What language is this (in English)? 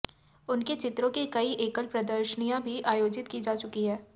Hindi